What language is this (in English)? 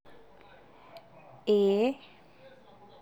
Masai